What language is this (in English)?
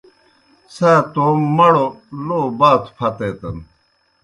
Kohistani Shina